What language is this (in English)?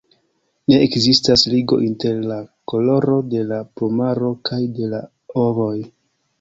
Esperanto